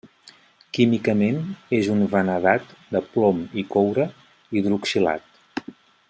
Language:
Catalan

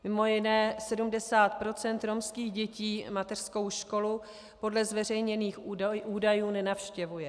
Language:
Czech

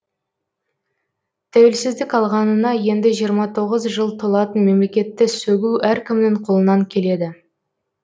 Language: Kazakh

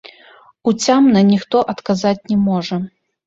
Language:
Belarusian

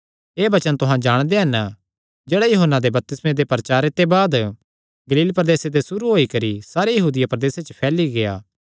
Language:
Kangri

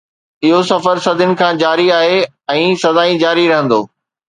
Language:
Sindhi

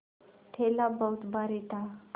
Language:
Hindi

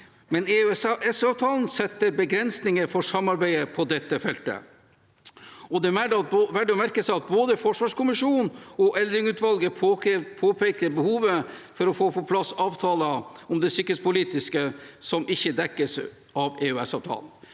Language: Norwegian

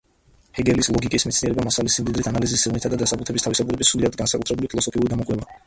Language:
Georgian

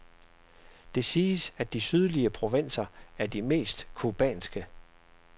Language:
Danish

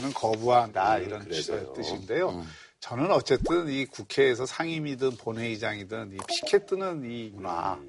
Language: Korean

